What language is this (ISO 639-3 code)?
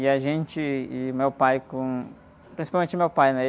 por